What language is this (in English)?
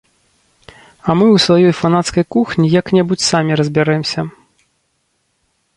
Belarusian